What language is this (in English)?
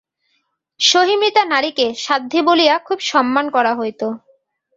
Bangla